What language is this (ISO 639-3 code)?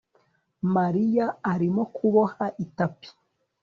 kin